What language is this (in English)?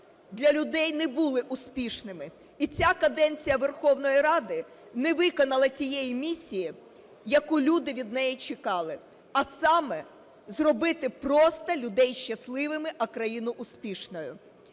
Ukrainian